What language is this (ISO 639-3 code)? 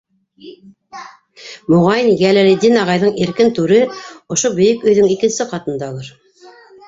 bak